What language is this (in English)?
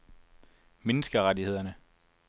Danish